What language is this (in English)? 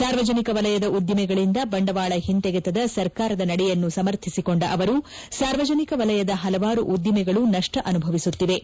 Kannada